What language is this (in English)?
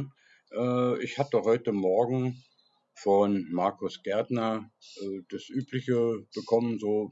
German